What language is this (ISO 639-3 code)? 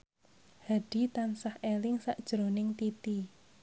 jav